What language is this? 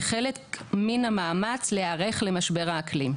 Hebrew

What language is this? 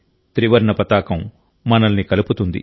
Telugu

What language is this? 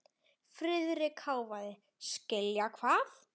Icelandic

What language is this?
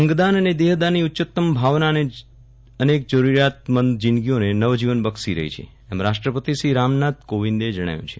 Gujarati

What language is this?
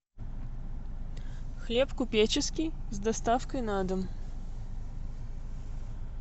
Russian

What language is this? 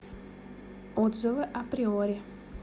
Russian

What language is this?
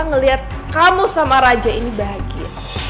Indonesian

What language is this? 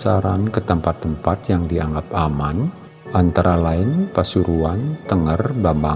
Indonesian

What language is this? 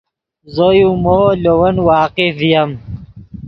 Yidgha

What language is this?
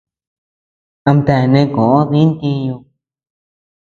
Tepeuxila Cuicatec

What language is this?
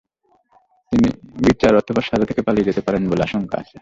Bangla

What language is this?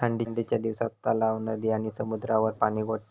Marathi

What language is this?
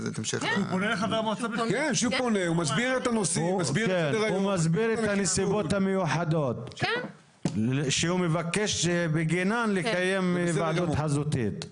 Hebrew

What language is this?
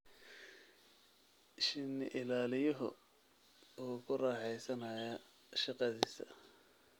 Somali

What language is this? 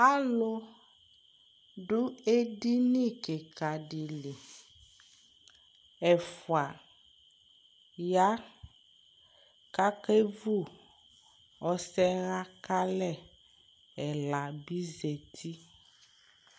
Ikposo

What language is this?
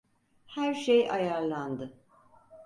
Turkish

